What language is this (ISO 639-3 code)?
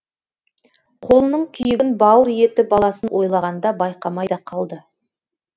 kaz